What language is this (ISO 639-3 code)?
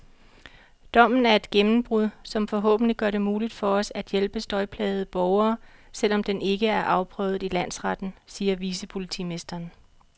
dan